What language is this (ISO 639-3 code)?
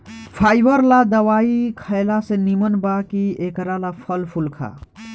bho